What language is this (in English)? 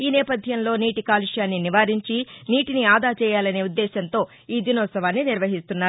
Telugu